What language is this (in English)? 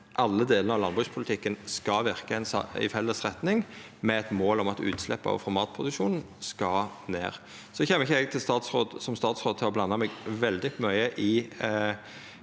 Norwegian